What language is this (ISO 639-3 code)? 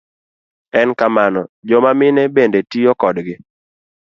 luo